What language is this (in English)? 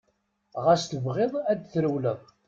Kabyle